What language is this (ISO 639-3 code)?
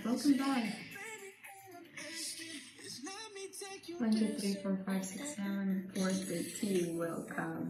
eng